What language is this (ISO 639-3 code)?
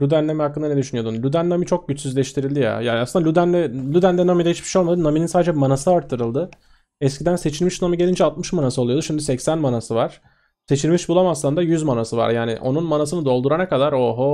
tur